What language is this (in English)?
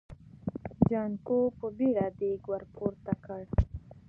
Pashto